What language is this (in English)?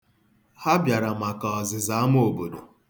Igbo